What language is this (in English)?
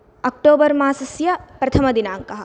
Sanskrit